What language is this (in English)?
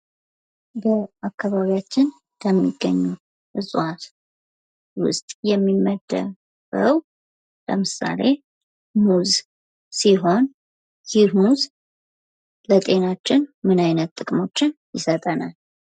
Amharic